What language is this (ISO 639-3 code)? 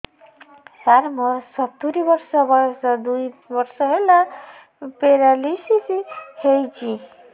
ori